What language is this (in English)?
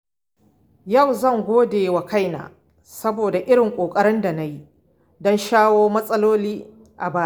Hausa